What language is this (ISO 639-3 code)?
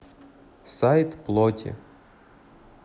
rus